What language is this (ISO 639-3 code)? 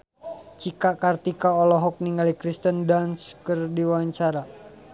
sun